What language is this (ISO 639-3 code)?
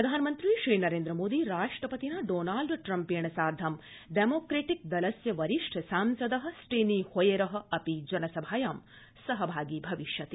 san